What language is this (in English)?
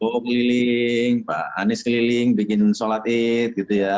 Indonesian